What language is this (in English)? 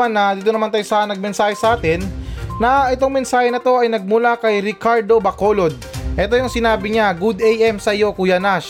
Filipino